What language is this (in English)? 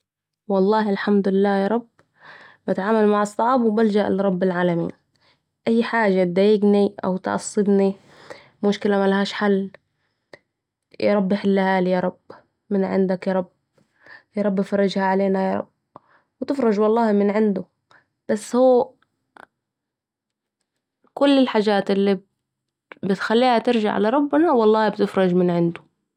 Saidi Arabic